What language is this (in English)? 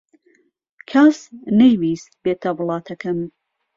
Central Kurdish